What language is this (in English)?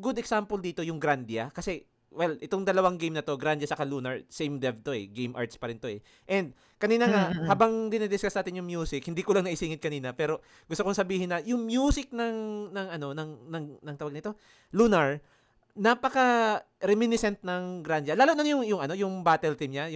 Filipino